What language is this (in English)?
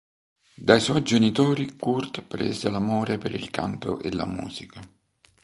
Italian